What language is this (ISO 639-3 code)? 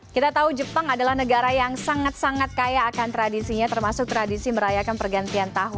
ind